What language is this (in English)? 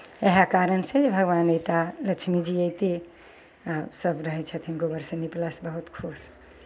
Maithili